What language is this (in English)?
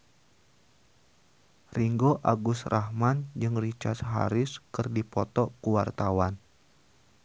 Sundanese